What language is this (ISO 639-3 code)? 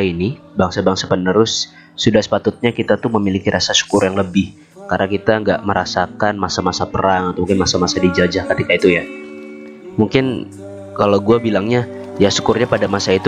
ind